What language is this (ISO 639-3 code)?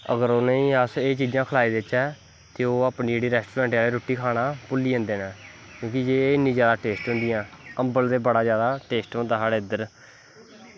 doi